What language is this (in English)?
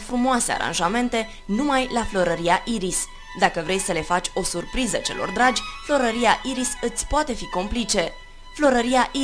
Romanian